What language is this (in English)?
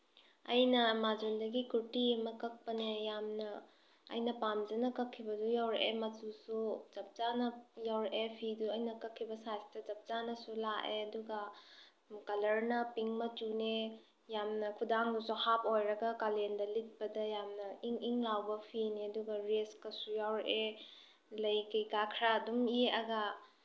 Manipuri